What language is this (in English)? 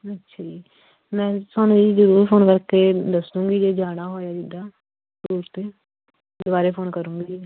Punjabi